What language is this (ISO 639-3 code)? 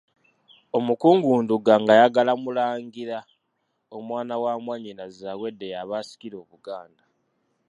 lug